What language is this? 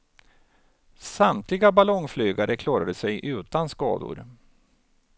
Swedish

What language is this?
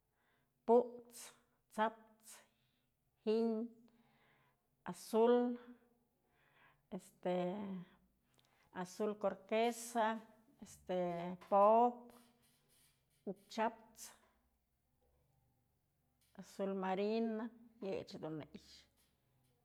Mazatlán Mixe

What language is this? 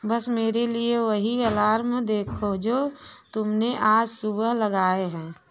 Hindi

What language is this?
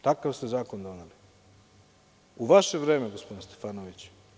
Serbian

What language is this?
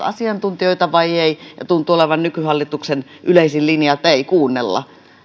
Finnish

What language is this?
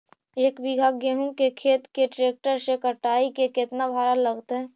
Magahi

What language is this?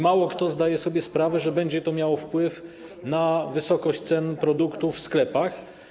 Polish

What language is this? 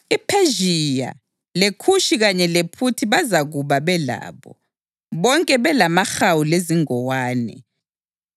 North Ndebele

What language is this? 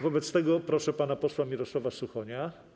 Polish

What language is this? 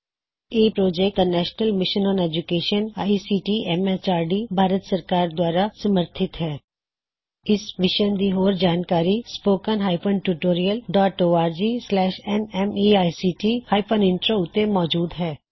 Punjabi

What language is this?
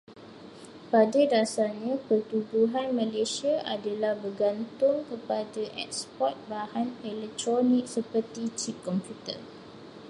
Malay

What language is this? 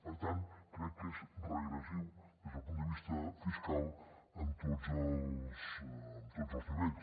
Catalan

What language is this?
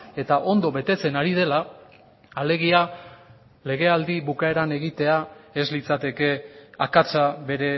Basque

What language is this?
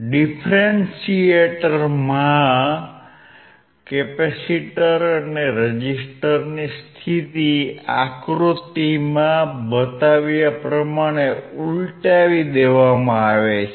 Gujarati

